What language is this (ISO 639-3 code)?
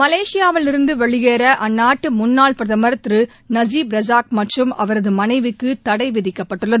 tam